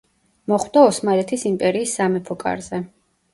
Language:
Georgian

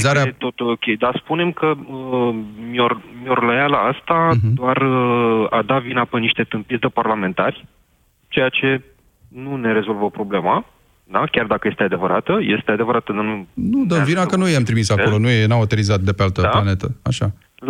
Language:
Romanian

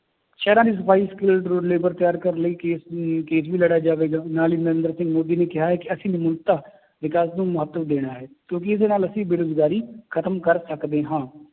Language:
Punjabi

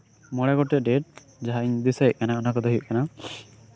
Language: Santali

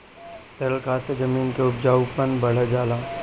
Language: Bhojpuri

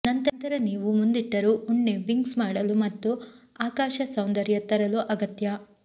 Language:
Kannada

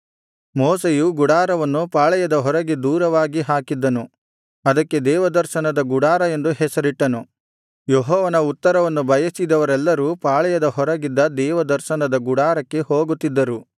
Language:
Kannada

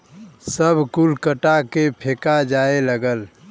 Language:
Bhojpuri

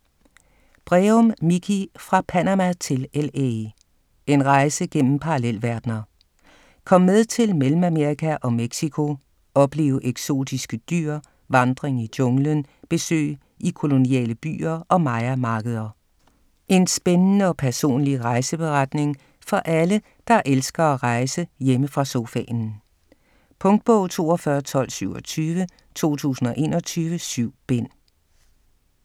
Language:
Danish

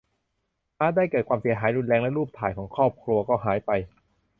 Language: Thai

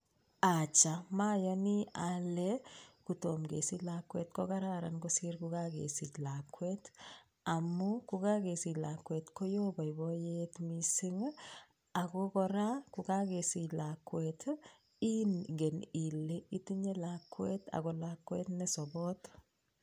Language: Kalenjin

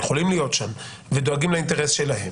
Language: Hebrew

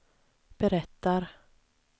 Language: Swedish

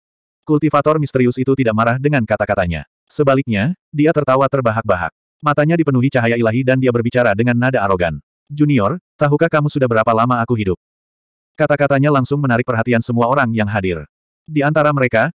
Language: Indonesian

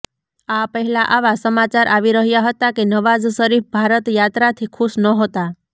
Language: Gujarati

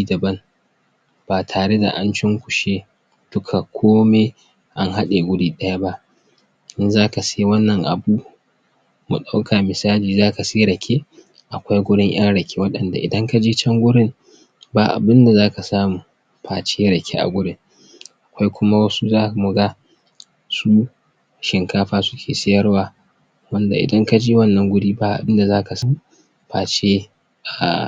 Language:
Hausa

